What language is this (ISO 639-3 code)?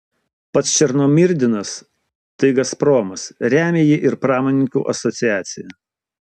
lit